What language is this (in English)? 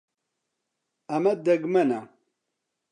Central Kurdish